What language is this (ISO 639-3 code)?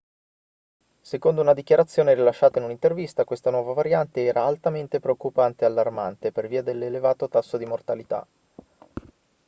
ita